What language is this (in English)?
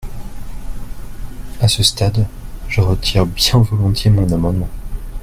French